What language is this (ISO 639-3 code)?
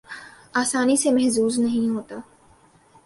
urd